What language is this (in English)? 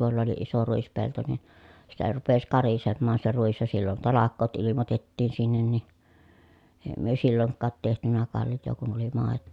Finnish